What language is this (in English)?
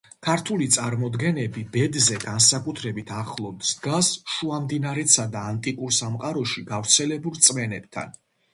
Georgian